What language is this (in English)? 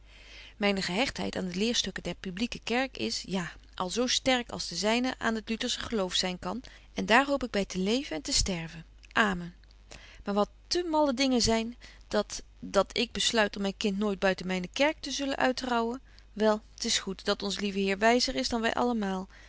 Dutch